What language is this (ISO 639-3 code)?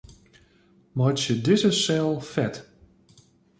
fry